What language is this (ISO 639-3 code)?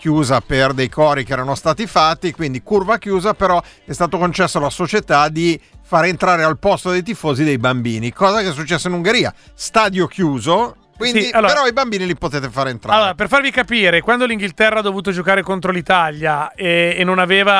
ita